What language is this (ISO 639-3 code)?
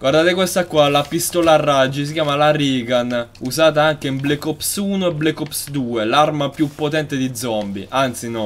ita